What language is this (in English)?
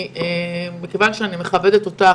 Hebrew